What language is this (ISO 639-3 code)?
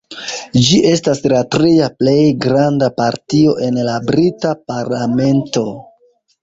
epo